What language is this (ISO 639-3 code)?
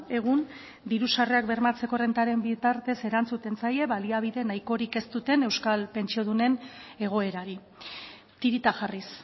eus